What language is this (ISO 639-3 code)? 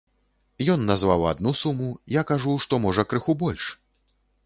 bel